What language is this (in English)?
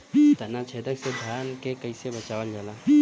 Bhojpuri